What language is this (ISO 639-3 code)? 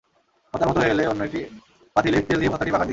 ben